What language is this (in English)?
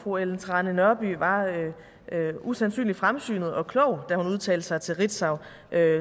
Danish